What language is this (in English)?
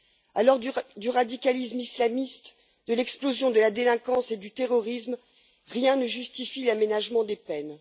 French